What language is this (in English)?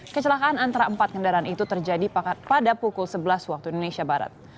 Indonesian